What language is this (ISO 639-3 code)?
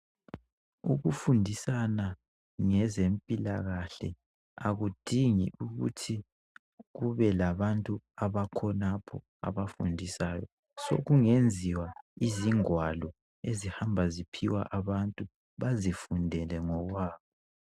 nde